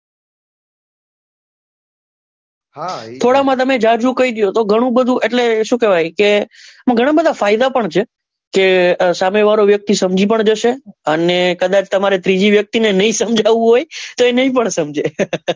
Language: Gujarati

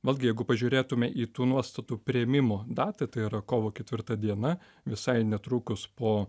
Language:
Lithuanian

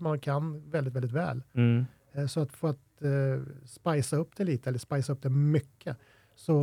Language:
Swedish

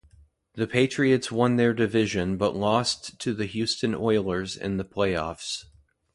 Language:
English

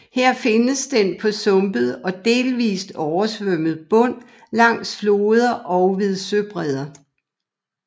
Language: Danish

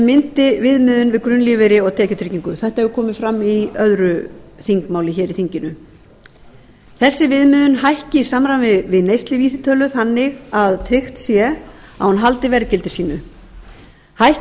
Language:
Icelandic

